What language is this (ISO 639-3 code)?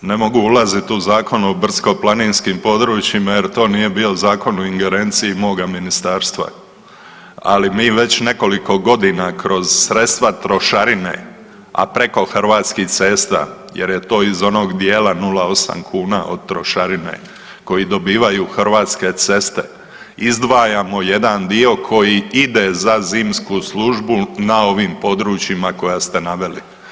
hrv